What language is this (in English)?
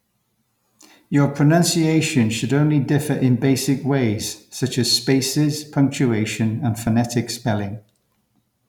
English